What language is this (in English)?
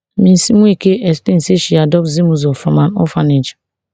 Nigerian Pidgin